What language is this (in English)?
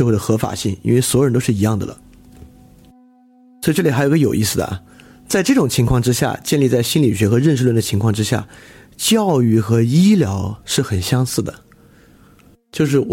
Chinese